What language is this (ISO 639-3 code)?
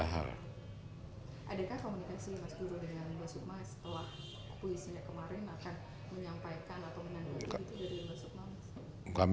ind